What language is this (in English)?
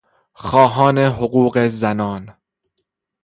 Persian